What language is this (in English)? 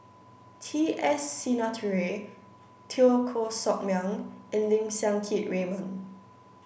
English